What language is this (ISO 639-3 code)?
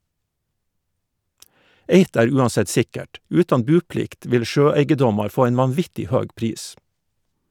nor